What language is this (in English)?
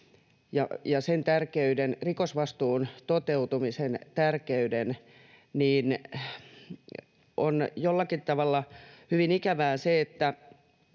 Finnish